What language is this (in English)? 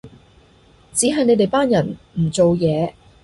Cantonese